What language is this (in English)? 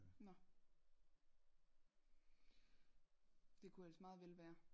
Danish